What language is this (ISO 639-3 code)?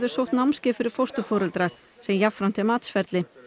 isl